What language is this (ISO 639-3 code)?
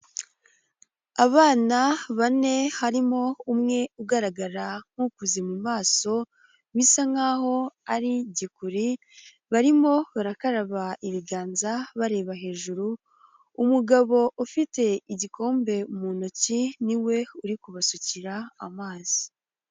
kin